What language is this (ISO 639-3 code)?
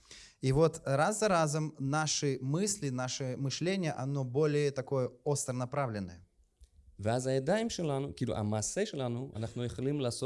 rus